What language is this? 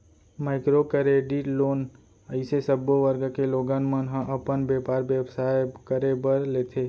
Chhattisgarhi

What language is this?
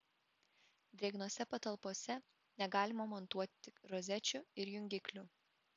Lithuanian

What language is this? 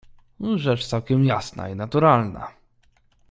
Polish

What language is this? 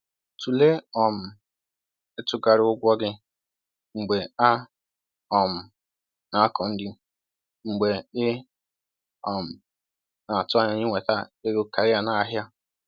Igbo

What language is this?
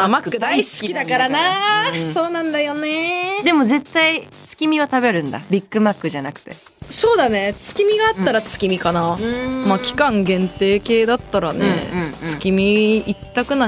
Japanese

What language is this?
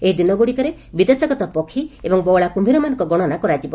Odia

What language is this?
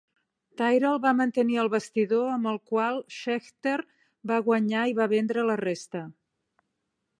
Catalan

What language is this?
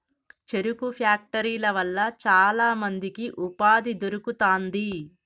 Telugu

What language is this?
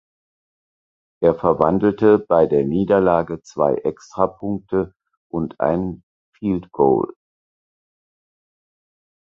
German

